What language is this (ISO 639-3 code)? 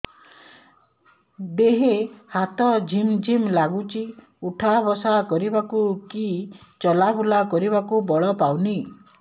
ori